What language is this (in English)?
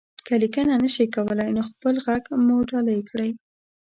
Pashto